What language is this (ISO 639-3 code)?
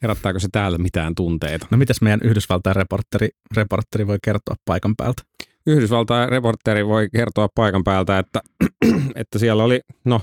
fin